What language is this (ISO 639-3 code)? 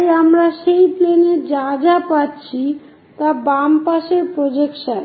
ben